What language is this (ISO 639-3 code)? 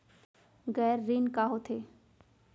hne